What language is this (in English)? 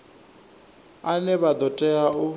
Venda